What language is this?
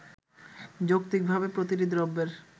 Bangla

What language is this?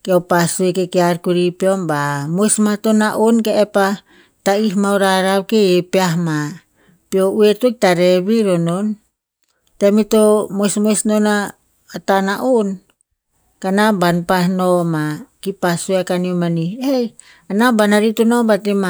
Tinputz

